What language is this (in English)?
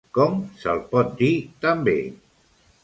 Catalan